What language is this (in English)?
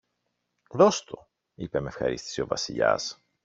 Greek